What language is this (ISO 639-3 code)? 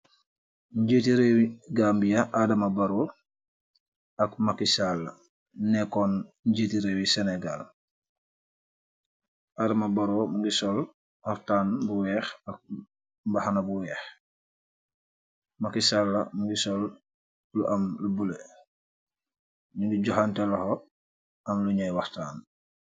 wol